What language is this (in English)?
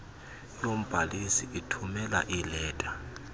Xhosa